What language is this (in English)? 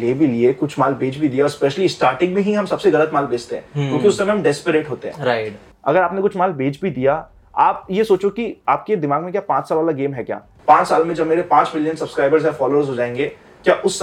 Hindi